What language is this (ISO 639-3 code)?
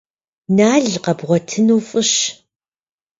kbd